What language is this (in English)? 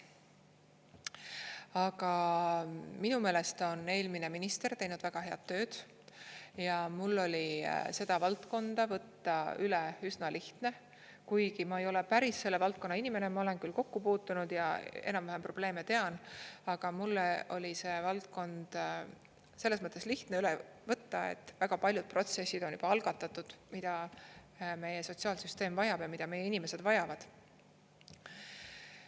Estonian